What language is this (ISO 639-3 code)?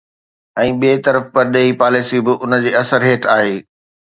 snd